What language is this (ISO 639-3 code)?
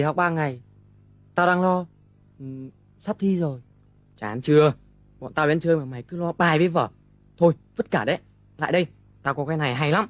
vie